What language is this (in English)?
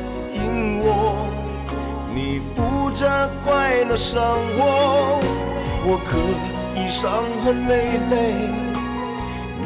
Chinese